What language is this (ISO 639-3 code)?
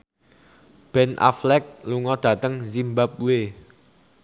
jav